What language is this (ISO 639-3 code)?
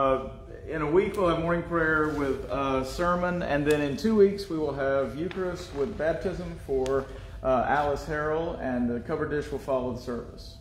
eng